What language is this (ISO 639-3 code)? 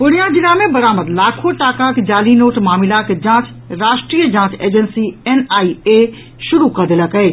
mai